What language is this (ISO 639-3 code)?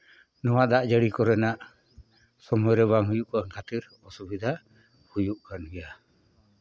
sat